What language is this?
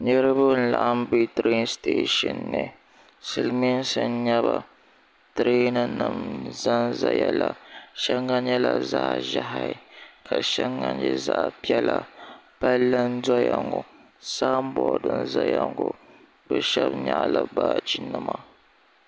Dagbani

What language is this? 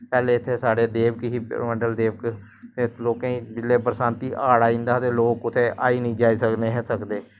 Dogri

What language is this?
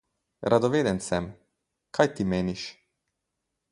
Slovenian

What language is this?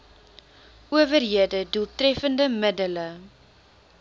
Afrikaans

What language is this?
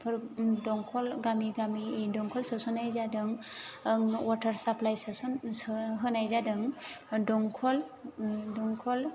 Bodo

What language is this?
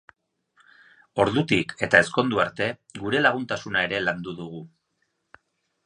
Basque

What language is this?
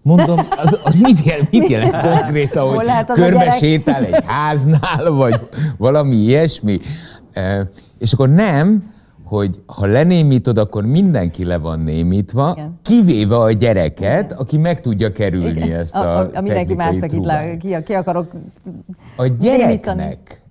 Hungarian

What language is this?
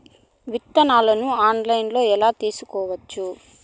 Telugu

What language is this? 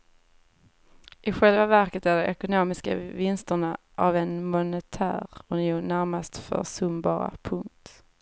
Swedish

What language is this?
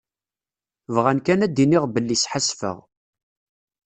Kabyle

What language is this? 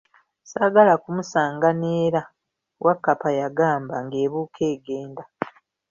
Ganda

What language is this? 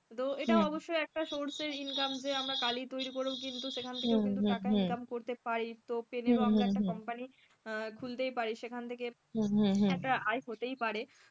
Bangla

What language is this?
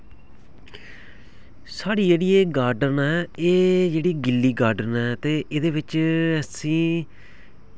Dogri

